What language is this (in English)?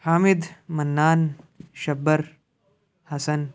Urdu